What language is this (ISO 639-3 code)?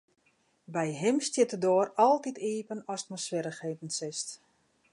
fry